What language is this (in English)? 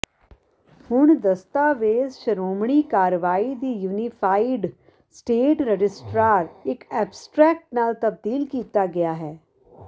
Punjabi